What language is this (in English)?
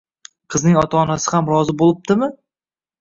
Uzbek